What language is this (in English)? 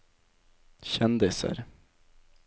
Norwegian